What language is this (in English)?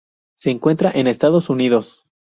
Spanish